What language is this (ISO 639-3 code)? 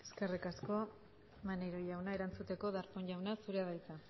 eus